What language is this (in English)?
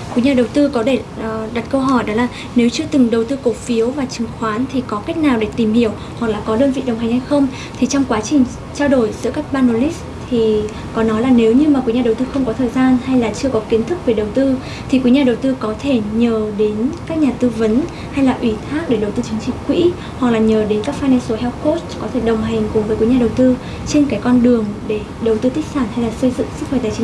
Vietnamese